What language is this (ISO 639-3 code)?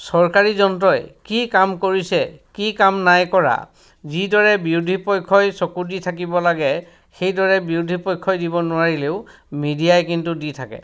asm